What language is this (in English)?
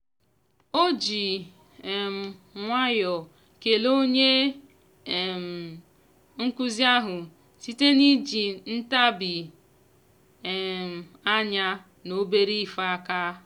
Igbo